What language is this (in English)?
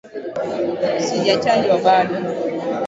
Swahili